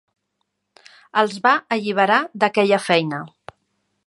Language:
Catalan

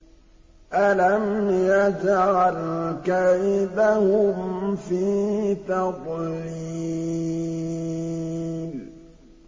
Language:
Arabic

